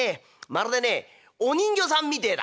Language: Japanese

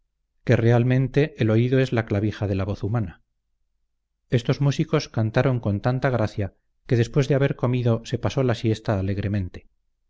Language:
Spanish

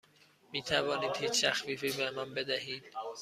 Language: Persian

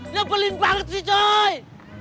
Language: Indonesian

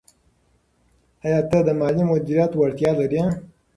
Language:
Pashto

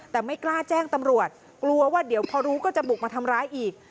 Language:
Thai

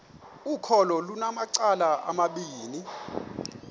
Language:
Xhosa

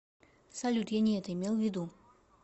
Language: Russian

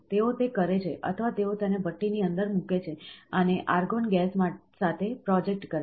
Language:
Gujarati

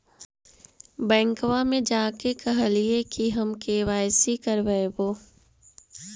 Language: Magahi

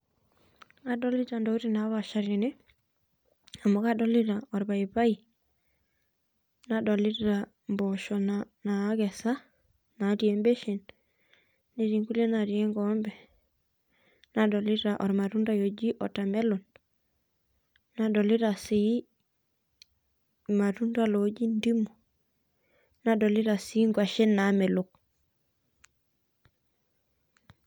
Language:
Masai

